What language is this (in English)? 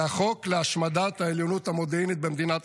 Hebrew